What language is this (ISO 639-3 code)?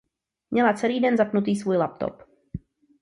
ces